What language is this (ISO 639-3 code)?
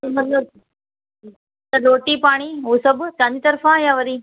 snd